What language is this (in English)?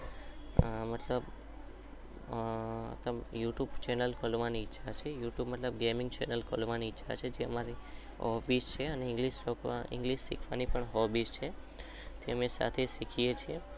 Gujarati